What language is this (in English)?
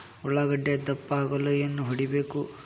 Kannada